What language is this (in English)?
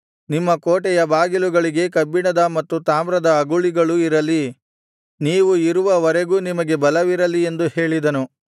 Kannada